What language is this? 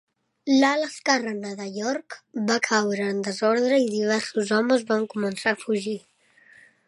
Catalan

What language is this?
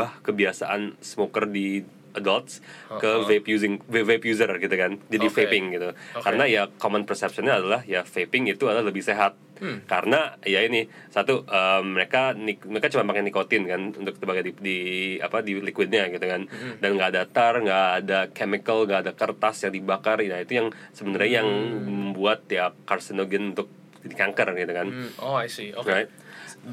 Indonesian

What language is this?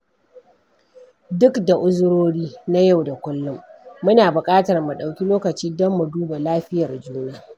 Hausa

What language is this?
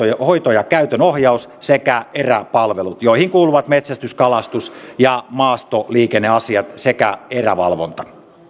Finnish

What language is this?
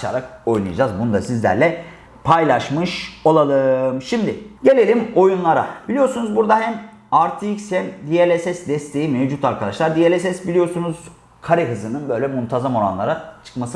Turkish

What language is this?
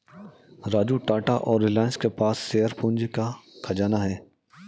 Hindi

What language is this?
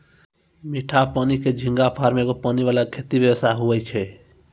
Maithili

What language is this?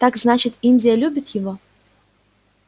Russian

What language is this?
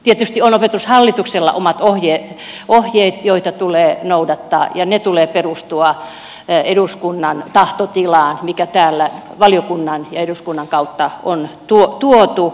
Finnish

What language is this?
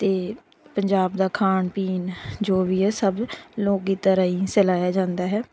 Punjabi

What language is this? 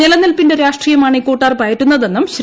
Malayalam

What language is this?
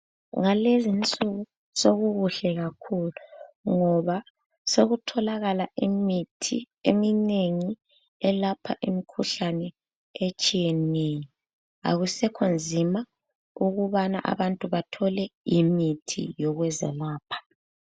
North Ndebele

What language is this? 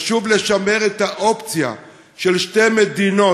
Hebrew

